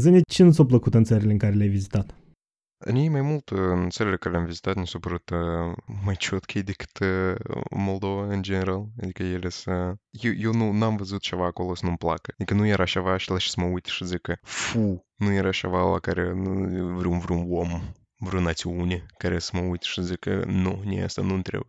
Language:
Romanian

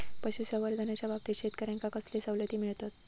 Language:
Marathi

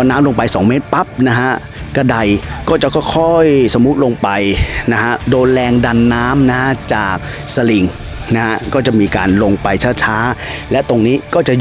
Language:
Thai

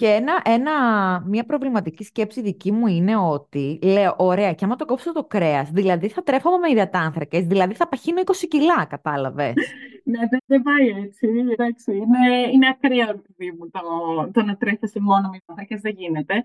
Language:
Greek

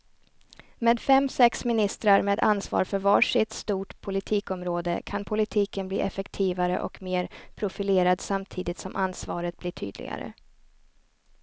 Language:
Swedish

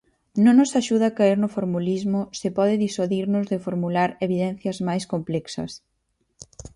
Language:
Galician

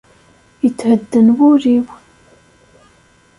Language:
Kabyle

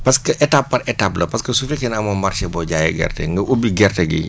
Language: Wolof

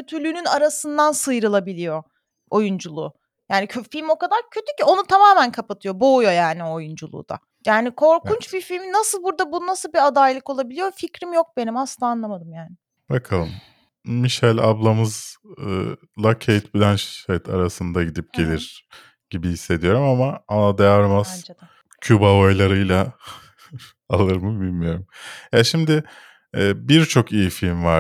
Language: Turkish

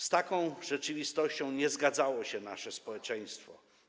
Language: Polish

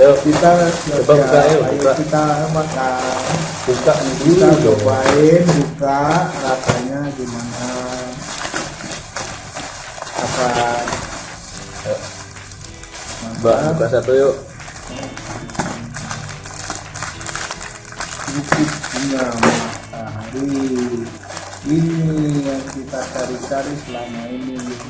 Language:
Indonesian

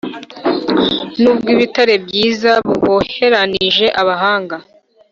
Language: Kinyarwanda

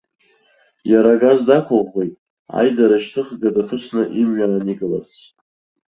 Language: Abkhazian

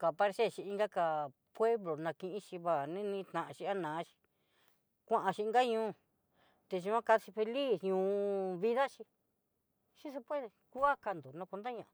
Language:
Southeastern Nochixtlán Mixtec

